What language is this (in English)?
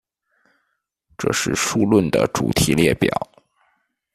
Chinese